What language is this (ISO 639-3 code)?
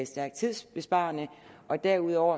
dan